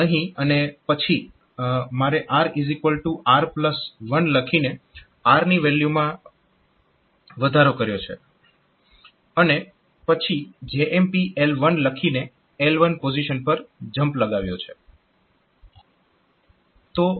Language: Gujarati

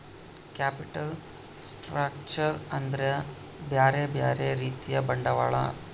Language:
Kannada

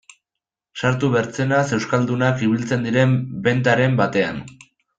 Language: Basque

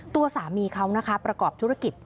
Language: Thai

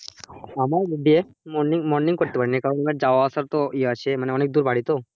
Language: Bangla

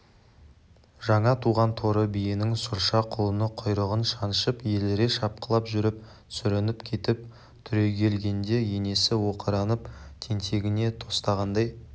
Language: Kazakh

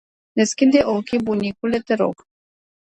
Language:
Romanian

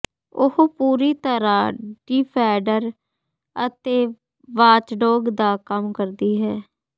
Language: Punjabi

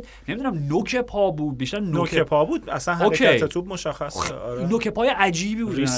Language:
Persian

